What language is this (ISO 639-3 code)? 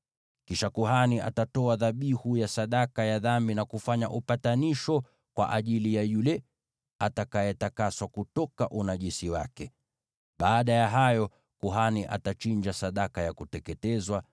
swa